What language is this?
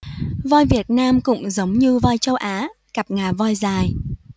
Vietnamese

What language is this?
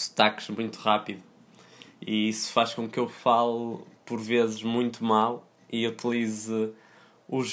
Portuguese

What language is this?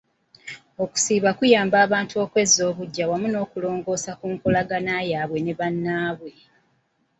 Ganda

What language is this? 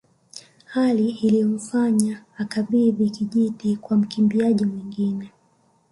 Swahili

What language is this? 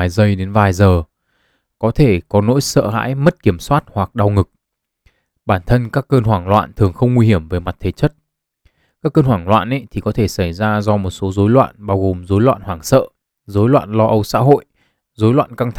Vietnamese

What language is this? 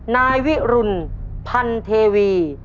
Thai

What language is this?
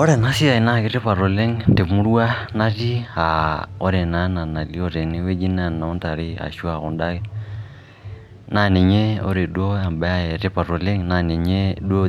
Masai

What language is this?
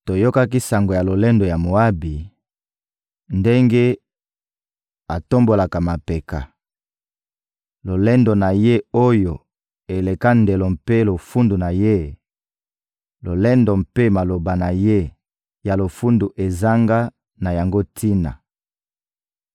Lingala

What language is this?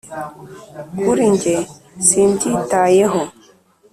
Kinyarwanda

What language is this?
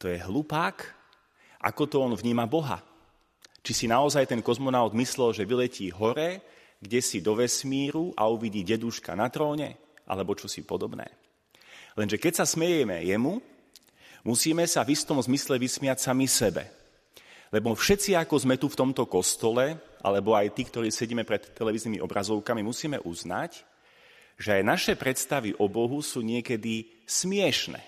Slovak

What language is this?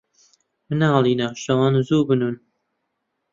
Central Kurdish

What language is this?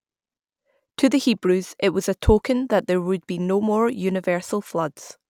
English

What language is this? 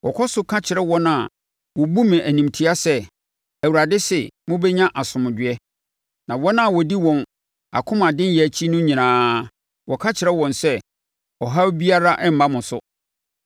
Akan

